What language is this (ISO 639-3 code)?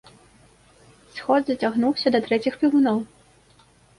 bel